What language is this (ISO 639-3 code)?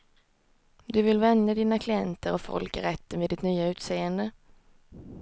swe